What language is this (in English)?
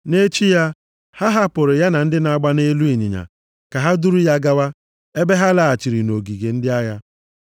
Igbo